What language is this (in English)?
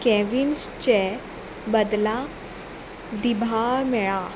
Konkani